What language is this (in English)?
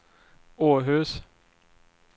Swedish